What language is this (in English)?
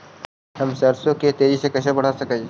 Magahi